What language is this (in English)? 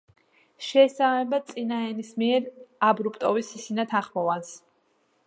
Georgian